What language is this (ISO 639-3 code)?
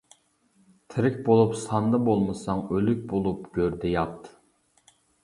uig